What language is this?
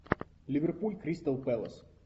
Russian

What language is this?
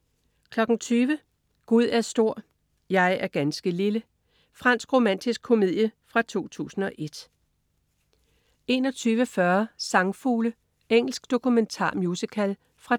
Danish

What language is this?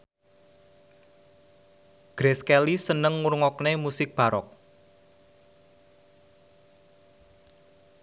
Javanese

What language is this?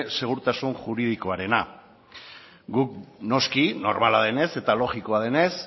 Basque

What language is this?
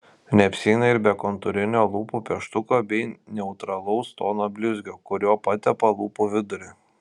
Lithuanian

